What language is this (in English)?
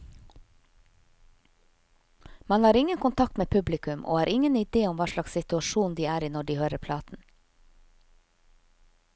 Norwegian